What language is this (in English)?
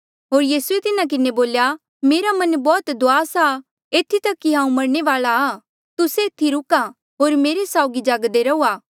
Mandeali